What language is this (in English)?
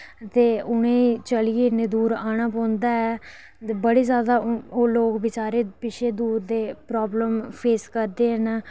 Dogri